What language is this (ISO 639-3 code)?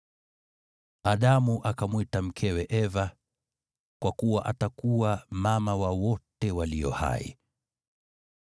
swa